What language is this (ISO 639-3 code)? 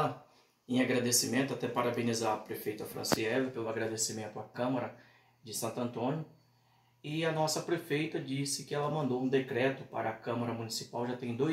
por